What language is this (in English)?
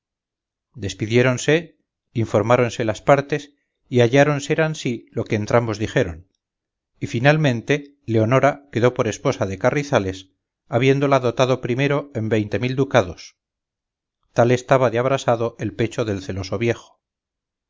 Spanish